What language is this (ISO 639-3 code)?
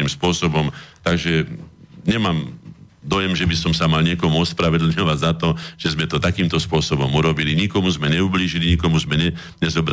slk